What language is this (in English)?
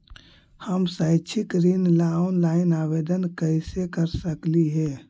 Magahi